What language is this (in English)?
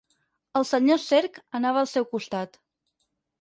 Catalan